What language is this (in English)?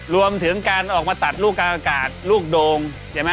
Thai